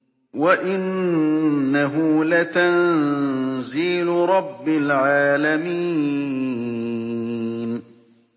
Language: Arabic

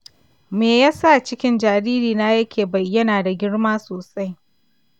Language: Hausa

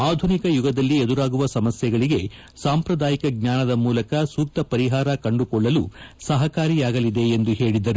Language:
Kannada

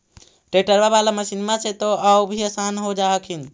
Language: Magahi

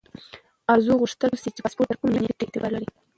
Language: Pashto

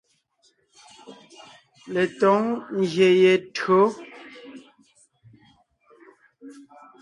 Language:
Ngiemboon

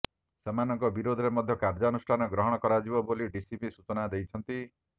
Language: Odia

